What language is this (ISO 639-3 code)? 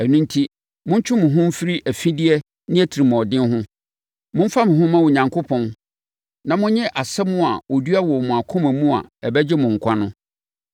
aka